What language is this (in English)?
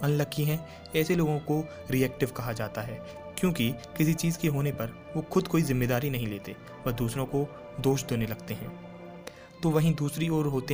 Hindi